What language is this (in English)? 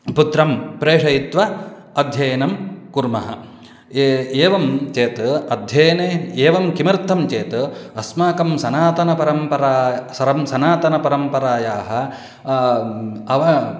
Sanskrit